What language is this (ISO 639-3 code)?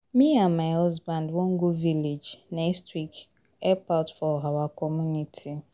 pcm